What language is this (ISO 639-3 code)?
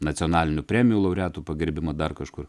lit